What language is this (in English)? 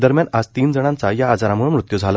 Marathi